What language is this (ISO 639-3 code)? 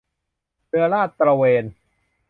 tha